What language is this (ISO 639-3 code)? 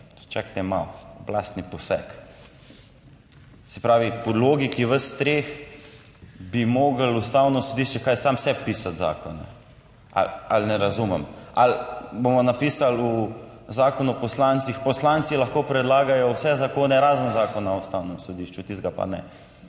slv